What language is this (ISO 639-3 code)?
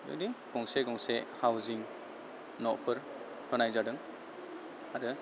brx